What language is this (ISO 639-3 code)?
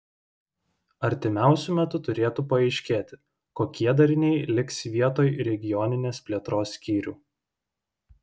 lit